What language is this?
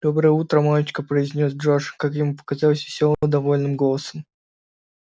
Russian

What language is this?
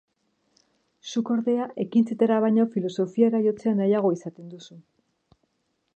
Basque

